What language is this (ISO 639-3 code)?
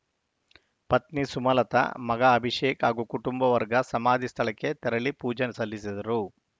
kan